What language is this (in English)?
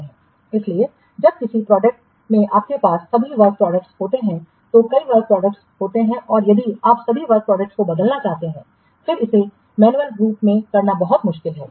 Hindi